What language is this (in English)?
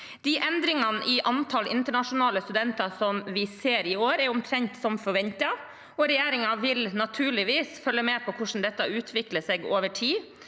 Norwegian